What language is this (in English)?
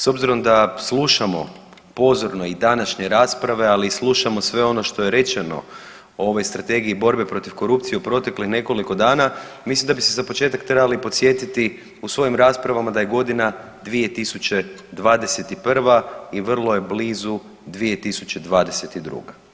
Croatian